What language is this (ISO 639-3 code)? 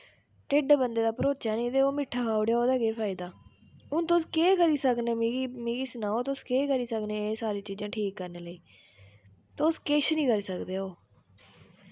doi